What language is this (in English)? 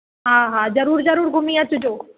Sindhi